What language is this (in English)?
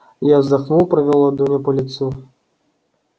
Russian